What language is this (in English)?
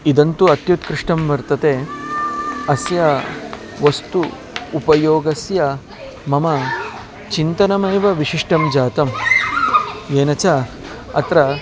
Sanskrit